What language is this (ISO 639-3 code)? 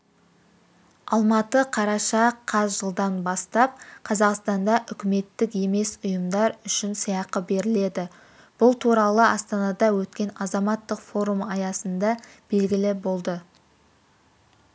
kaz